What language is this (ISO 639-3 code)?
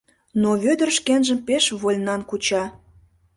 chm